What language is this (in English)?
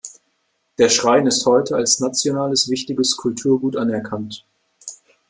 German